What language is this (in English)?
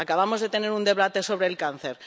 Spanish